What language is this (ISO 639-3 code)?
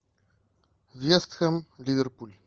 rus